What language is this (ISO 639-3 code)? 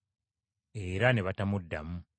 lug